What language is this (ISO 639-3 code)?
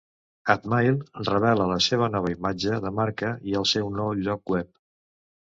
cat